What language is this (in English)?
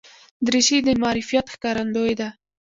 Pashto